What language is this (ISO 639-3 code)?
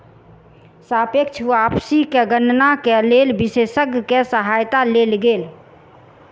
mai